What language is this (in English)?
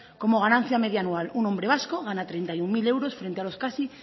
Spanish